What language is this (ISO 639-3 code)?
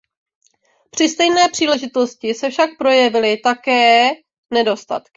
ces